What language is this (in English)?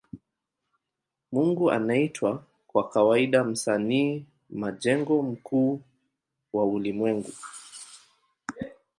Swahili